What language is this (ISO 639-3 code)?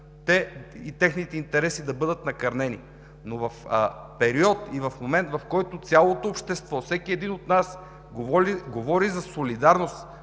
bul